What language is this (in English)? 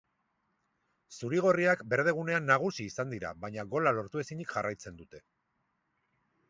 Basque